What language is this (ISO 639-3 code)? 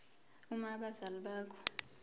zul